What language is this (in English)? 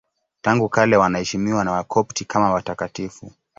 Swahili